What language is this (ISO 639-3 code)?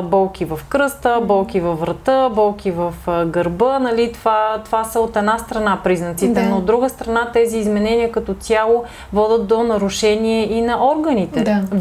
bul